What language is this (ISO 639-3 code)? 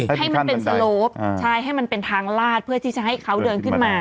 tha